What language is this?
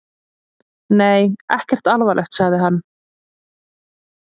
Icelandic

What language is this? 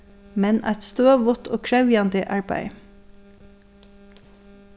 Faroese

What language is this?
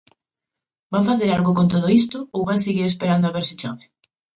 Galician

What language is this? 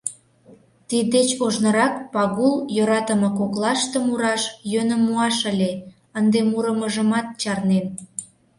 Mari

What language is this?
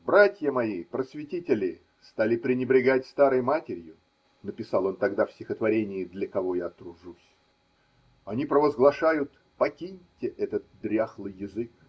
Russian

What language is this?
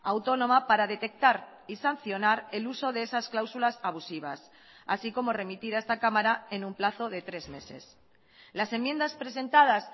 Spanish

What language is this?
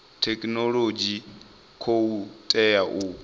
Venda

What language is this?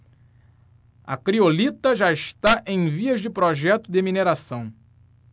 Portuguese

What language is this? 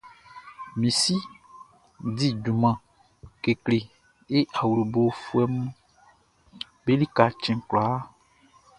Baoulé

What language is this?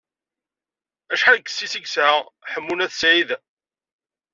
Kabyle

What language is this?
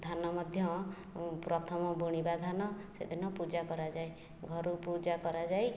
Odia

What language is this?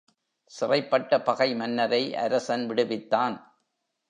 Tamil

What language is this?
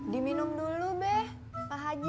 Indonesian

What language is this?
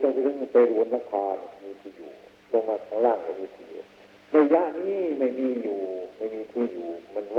Thai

